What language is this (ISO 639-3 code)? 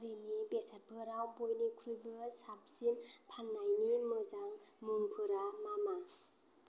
brx